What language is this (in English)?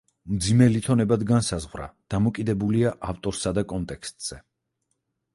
Georgian